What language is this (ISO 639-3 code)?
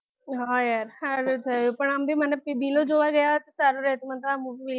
guj